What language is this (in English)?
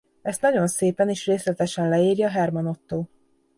Hungarian